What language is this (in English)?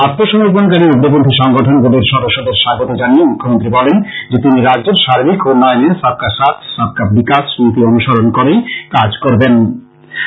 Bangla